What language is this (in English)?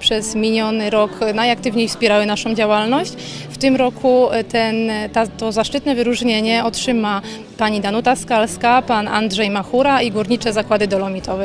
Polish